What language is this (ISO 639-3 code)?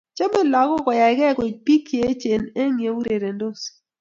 kln